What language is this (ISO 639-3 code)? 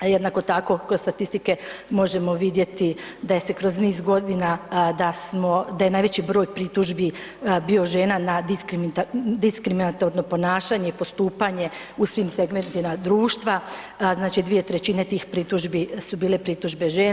hrv